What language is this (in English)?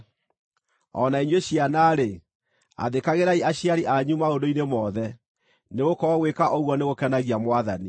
Kikuyu